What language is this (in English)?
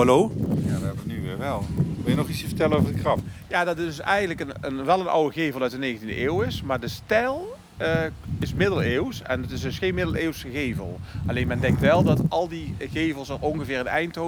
Dutch